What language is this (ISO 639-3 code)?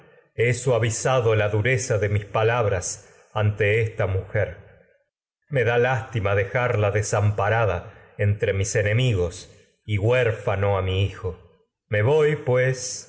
spa